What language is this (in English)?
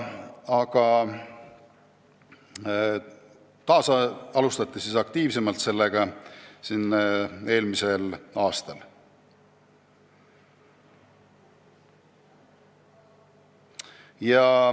Estonian